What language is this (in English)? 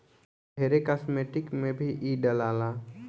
Bhojpuri